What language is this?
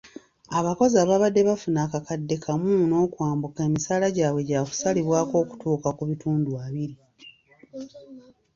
Ganda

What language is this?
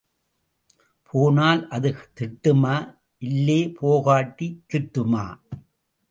Tamil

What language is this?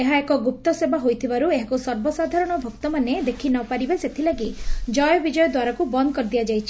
Odia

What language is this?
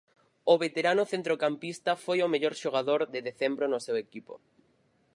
Galician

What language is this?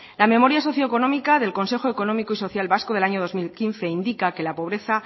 Spanish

